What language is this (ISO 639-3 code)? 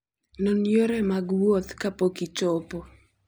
luo